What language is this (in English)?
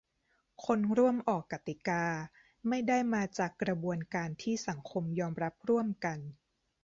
Thai